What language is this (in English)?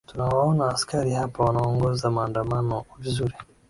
Swahili